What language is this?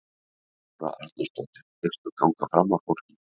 Icelandic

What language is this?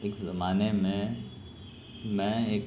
Urdu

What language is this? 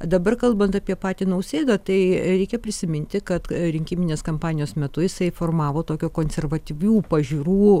Lithuanian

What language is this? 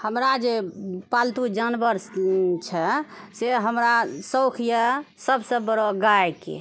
Maithili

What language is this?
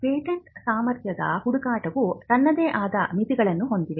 Kannada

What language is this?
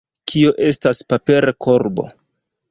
Esperanto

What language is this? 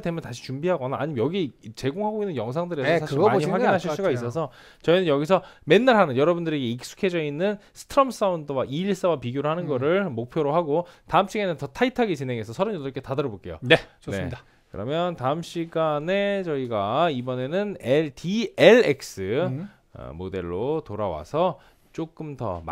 Korean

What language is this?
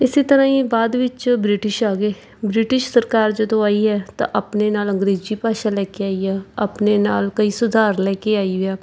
Punjabi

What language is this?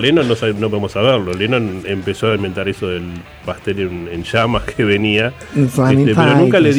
Spanish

